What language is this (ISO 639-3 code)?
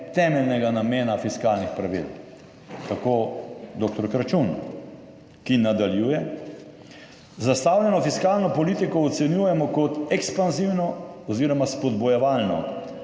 slv